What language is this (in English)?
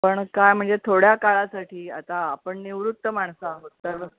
Marathi